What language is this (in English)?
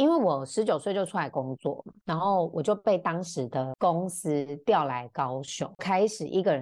Chinese